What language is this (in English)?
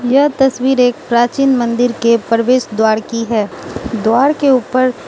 Hindi